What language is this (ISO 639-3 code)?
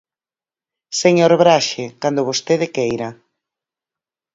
glg